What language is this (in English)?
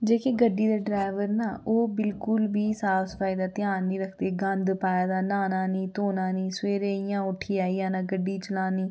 Dogri